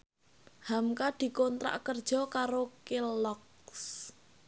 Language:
Javanese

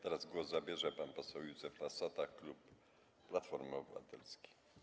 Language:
Polish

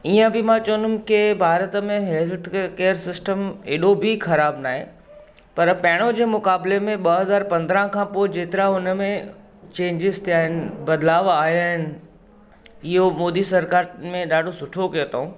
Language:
Sindhi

